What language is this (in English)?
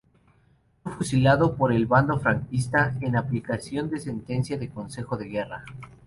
Spanish